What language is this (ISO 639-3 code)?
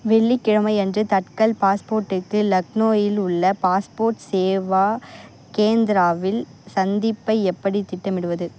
tam